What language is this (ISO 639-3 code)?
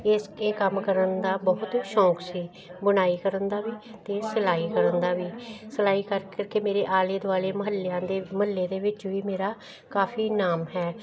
pan